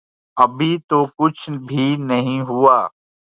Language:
Urdu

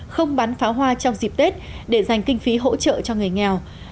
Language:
Vietnamese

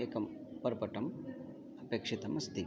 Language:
Sanskrit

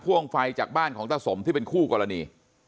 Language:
Thai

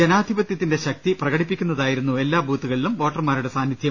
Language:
Malayalam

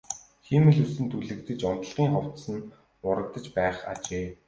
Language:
Mongolian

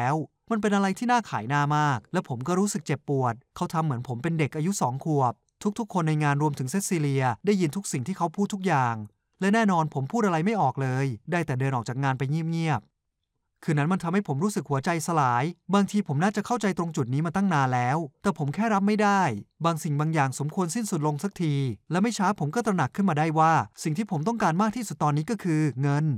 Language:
Thai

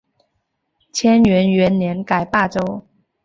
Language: Chinese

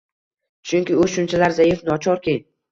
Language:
Uzbek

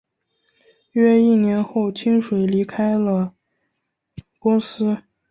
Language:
Chinese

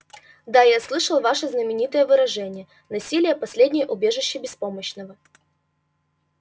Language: Russian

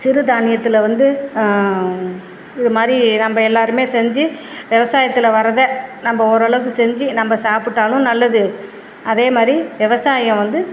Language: Tamil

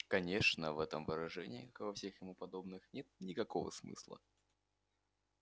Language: Russian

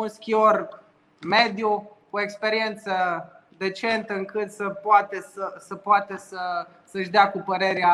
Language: Romanian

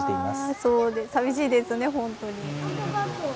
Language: Japanese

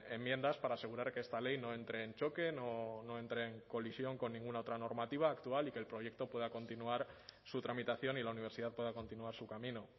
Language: Spanish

